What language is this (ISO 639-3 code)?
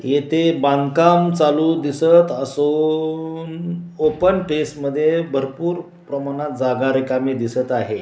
mar